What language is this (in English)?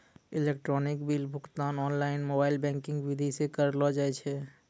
Maithili